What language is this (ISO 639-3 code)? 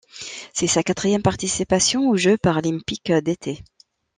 fra